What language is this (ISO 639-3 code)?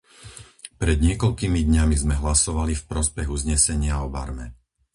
slk